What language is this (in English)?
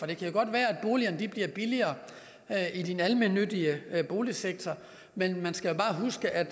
Danish